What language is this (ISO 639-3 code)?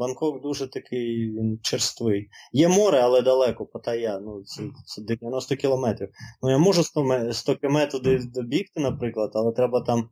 ukr